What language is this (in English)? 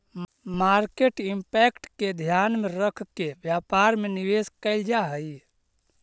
Magahi